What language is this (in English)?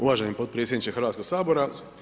Croatian